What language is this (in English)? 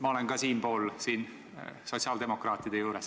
Estonian